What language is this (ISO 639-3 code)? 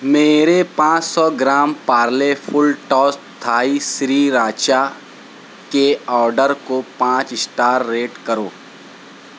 urd